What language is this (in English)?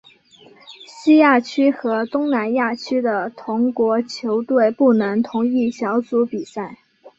Chinese